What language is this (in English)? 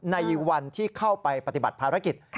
Thai